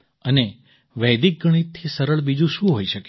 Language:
Gujarati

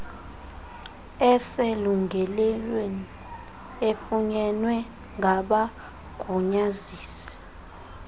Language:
Xhosa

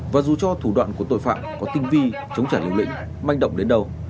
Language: Vietnamese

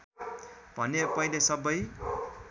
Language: Nepali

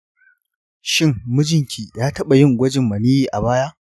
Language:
Hausa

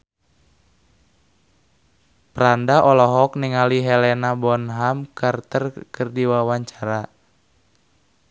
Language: Sundanese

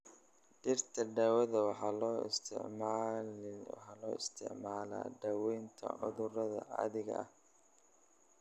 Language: Somali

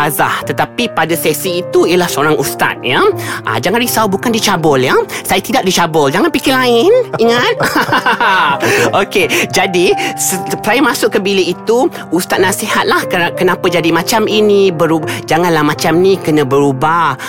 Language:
Malay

